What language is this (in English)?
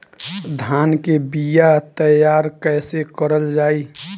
Bhojpuri